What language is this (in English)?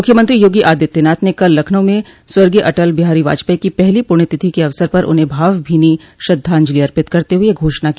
Hindi